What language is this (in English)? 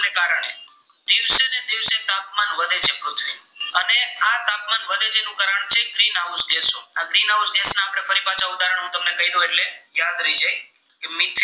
Gujarati